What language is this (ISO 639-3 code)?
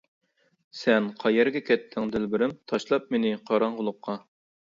uig